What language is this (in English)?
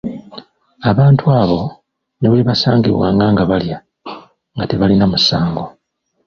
Ganda